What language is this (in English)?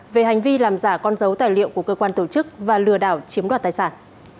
Vietnamese